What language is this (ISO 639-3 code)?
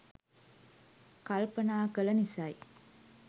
sin